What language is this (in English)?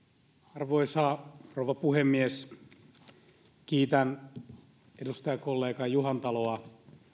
Finnish